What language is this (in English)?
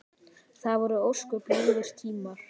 Icelandic